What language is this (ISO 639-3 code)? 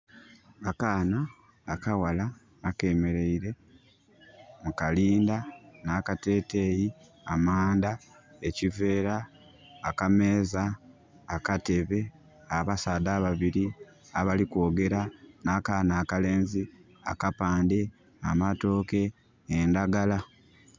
xog